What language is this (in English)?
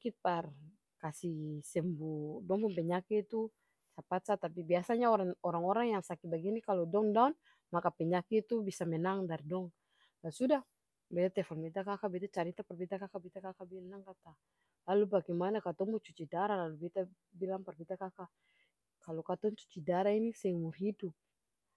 Ambonese Malay